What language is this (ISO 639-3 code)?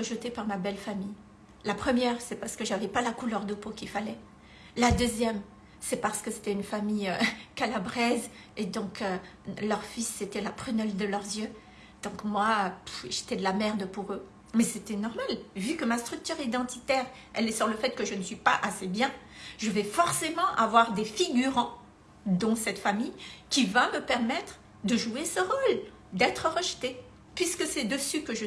fra